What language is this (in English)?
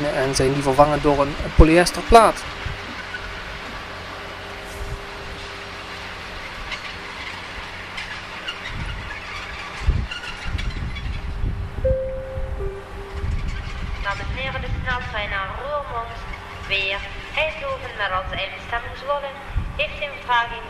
Dutch